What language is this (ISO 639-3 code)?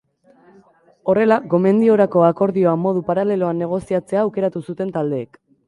eus